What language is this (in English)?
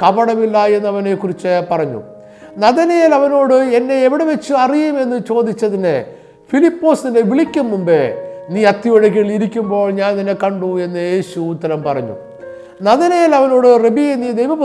Malayalam